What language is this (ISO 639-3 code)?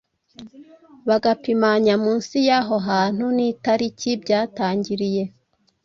kin